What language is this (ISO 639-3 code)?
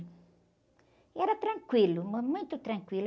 por